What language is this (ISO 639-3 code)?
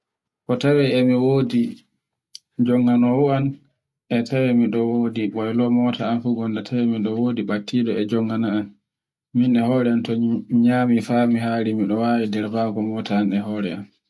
fue